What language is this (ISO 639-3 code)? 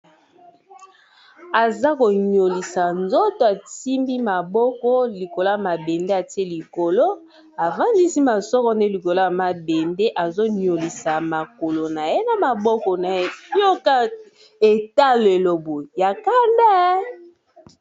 lin